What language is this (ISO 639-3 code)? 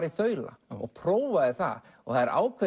isl